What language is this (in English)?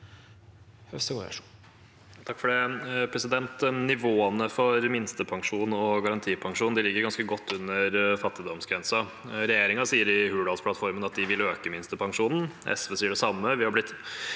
Norwegian